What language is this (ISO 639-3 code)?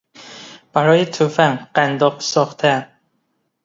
fas